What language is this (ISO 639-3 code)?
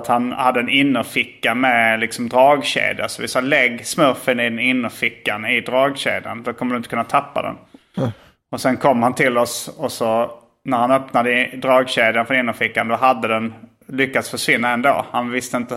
swe